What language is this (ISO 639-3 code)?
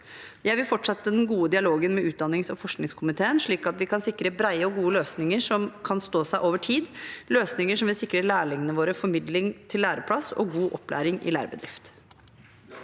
nor